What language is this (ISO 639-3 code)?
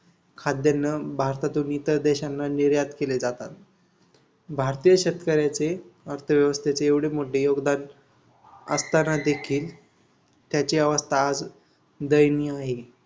mar